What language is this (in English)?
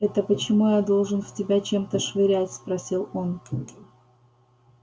Russian